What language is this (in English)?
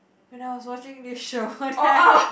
English